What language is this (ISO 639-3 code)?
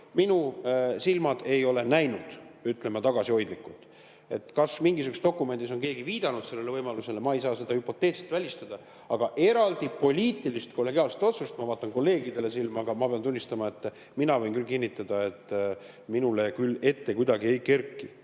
est